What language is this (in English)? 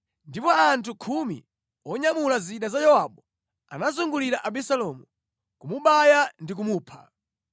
Nyanja